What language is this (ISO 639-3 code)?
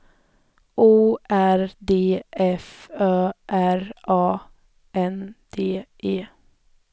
swe